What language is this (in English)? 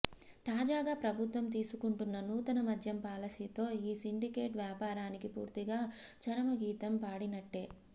Telugu